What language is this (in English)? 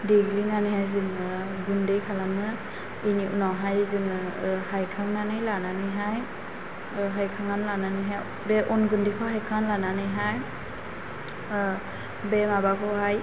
Bodo